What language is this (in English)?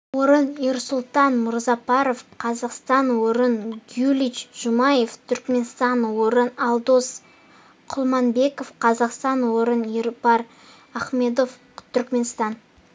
Kazakh